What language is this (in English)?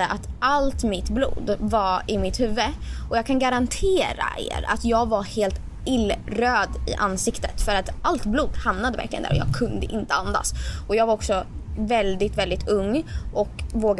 Swedish